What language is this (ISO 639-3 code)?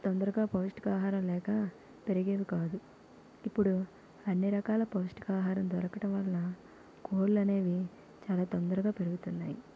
tel